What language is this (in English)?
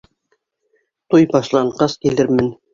Bashkir